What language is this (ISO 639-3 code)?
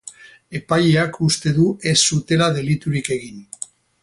eus